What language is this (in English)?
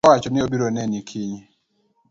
Luo (Kenya and Tanzania)